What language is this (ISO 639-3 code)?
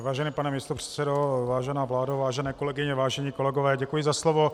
ces